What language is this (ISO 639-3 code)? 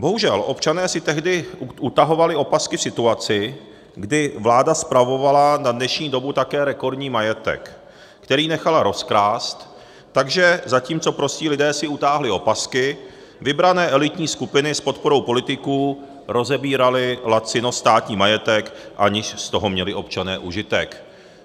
ces